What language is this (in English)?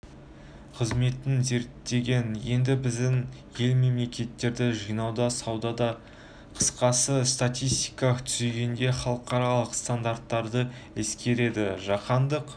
Kazakh